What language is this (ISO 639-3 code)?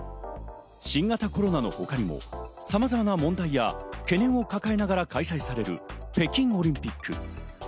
jpn